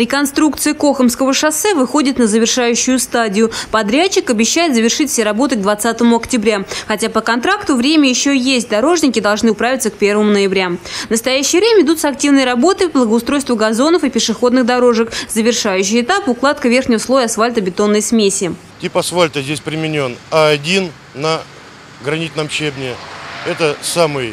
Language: Russian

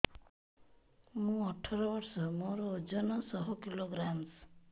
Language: Odia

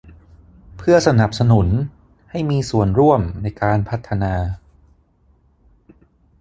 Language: Thai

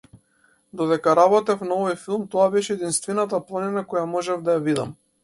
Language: Macedonian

